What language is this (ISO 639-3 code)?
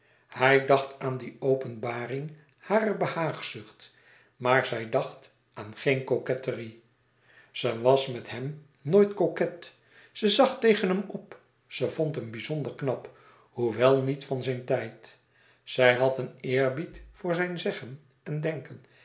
nld